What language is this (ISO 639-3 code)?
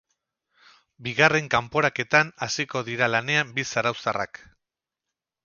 eus